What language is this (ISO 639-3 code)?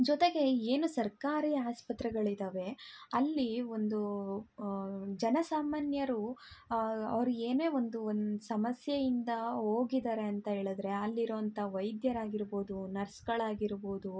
kan